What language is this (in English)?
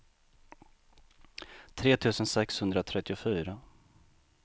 Swedish